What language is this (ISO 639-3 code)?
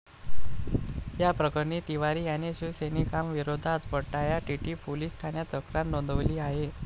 mar